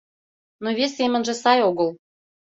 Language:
Mari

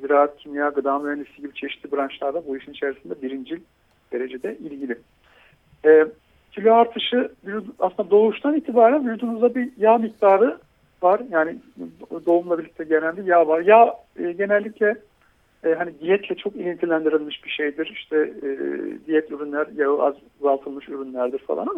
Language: Turkish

